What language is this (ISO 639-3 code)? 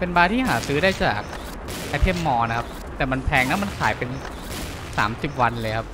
tha